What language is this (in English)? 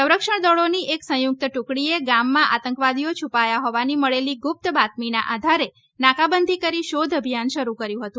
Gujarati